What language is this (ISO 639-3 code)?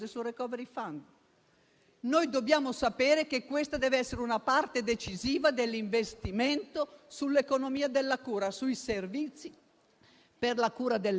ita